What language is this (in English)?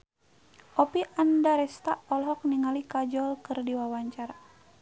Sundanese